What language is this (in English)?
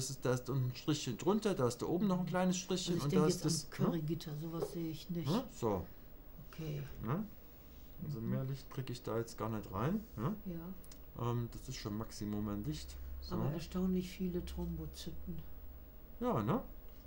German